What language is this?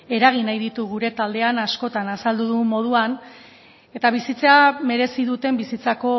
Basque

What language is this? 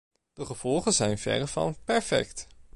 Dutch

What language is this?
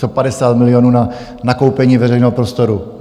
Czech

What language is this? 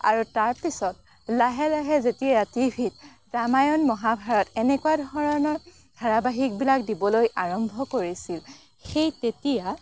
Assamese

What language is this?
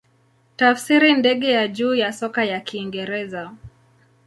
Swahili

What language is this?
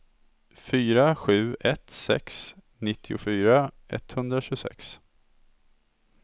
Swedish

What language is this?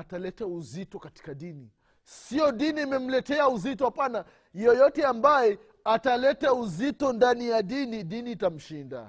Swahili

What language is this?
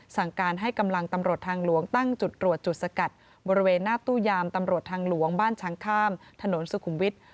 Thai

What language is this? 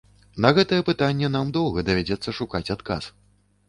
Belarusian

